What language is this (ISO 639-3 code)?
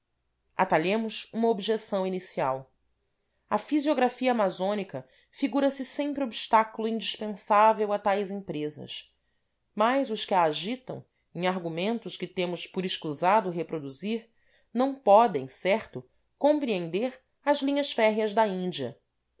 por